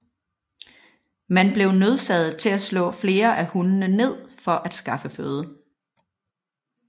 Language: Danish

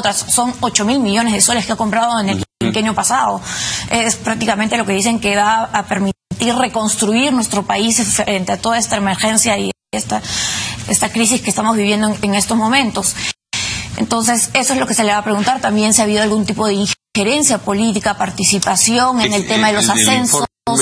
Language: Spanish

